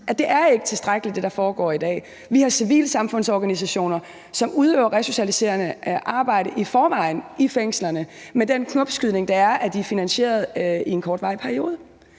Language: Danish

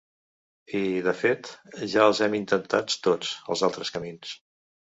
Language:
Catalan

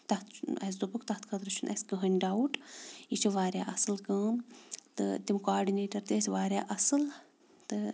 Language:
Kashmiri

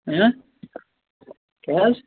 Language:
Kashmiri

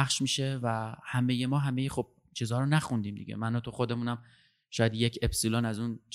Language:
Persian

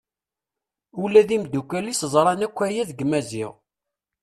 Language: Kabyle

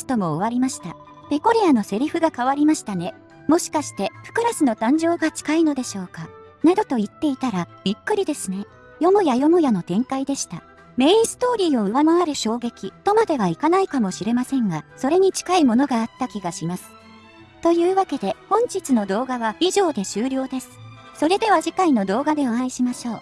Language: Japanese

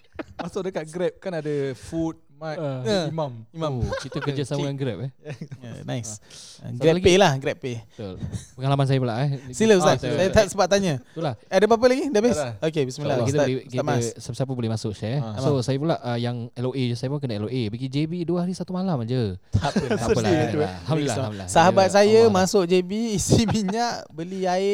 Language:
Malay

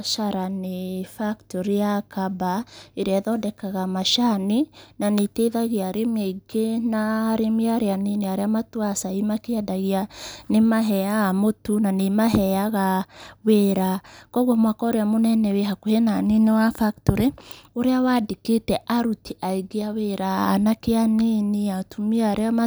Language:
Kikuyu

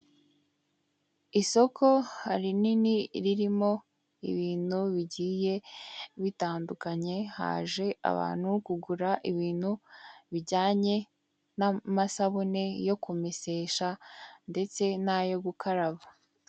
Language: Kinyarwanda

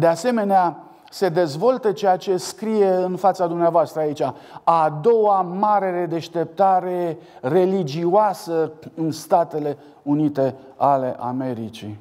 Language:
Romanian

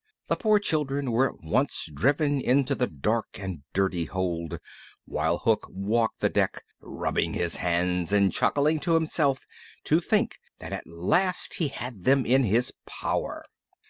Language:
English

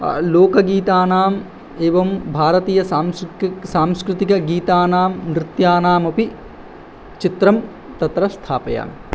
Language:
Sanskrit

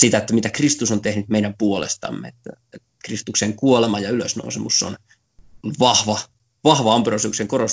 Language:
Finnish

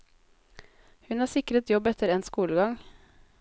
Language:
Norwegian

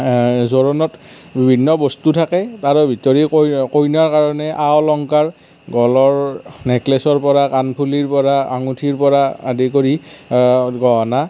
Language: Assamese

